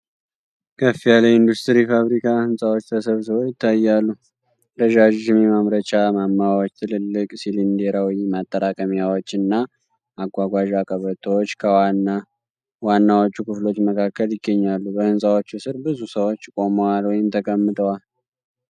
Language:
Amharic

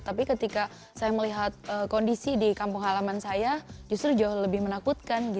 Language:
Indonesian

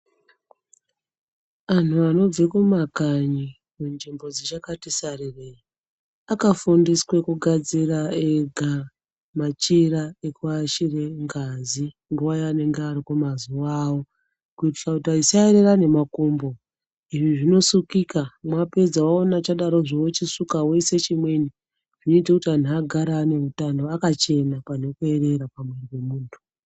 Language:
Ndau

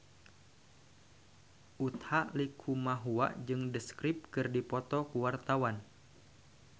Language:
Sundanese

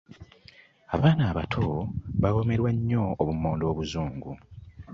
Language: Ganda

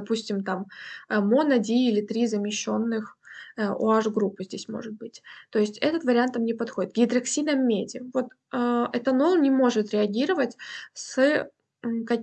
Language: Russian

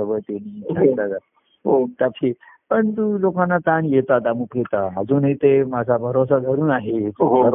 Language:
Marathi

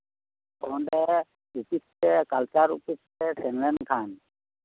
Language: Santali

